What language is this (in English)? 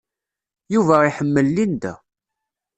Kabyle